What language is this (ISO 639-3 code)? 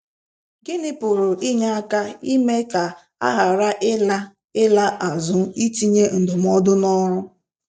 ibo